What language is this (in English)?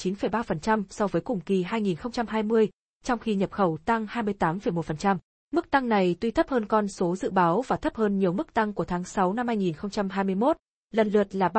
Vietnamese